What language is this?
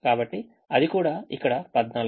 Telugu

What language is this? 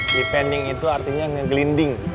Indonesian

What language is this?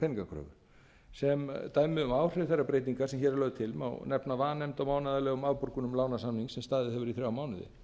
Icelandic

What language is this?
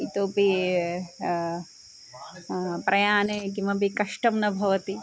Sanskrit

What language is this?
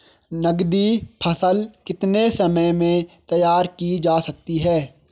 Hindi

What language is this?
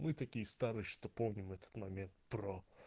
Russian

